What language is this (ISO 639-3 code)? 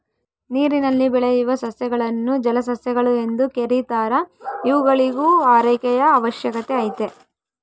kan